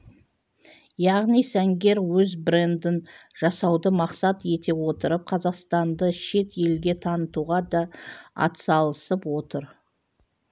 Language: Kazakh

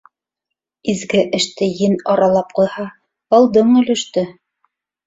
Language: Bashkir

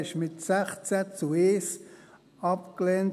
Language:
Swiss German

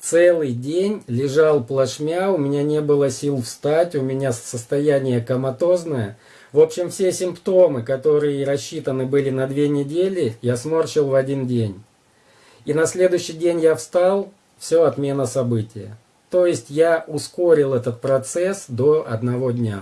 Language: Russian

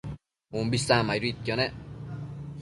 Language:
Matsés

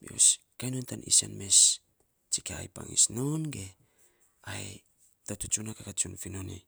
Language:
Saposa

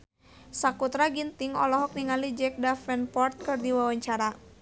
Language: Sundanese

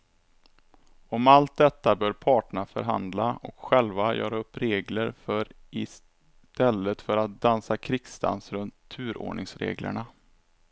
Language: Swedish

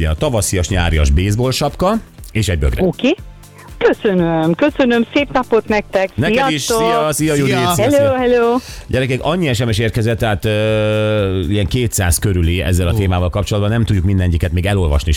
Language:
Hungarian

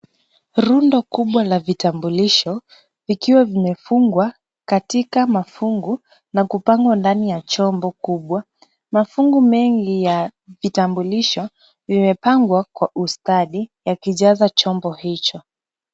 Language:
Swahili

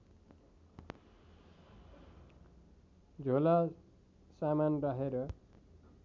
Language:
Nepali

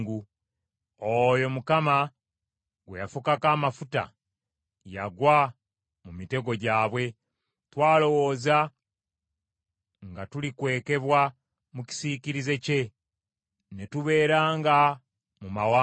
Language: Ganda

